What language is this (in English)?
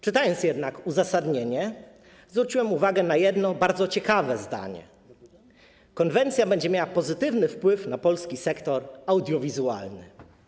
Polish